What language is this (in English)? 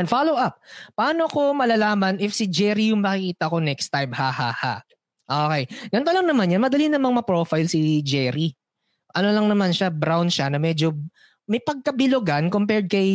Filipino